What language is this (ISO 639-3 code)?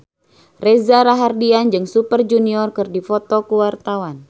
sun